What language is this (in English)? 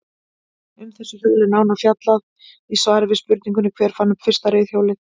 Icelandic